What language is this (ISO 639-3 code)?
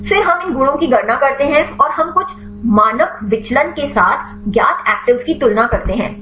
hin